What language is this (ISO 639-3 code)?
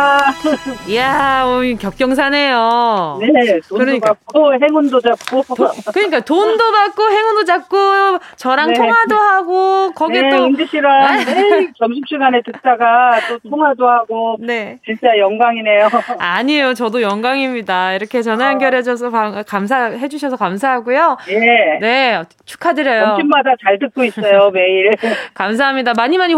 kor